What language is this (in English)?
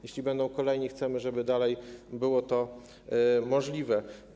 Polish